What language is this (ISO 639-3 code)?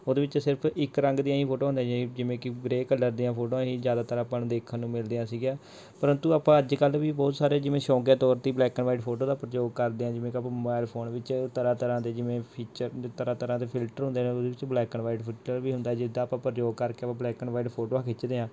pan